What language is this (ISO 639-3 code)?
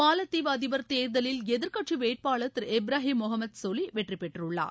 tam